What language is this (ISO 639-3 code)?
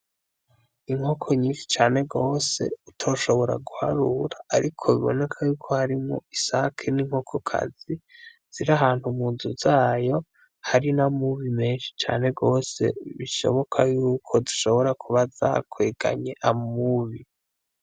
run